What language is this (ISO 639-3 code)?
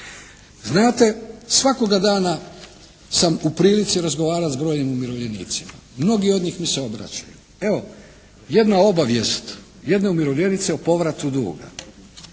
hrv